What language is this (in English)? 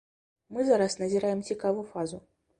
Belarusian